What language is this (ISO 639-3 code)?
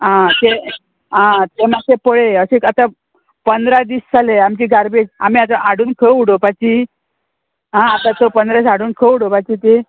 kok